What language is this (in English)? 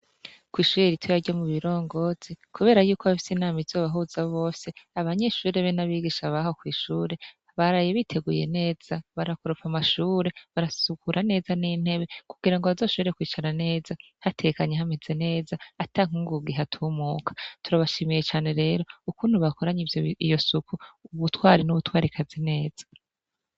Rundi